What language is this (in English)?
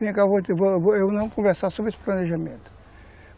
Portuguese